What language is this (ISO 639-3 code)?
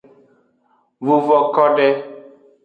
ajg